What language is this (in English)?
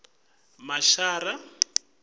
Swati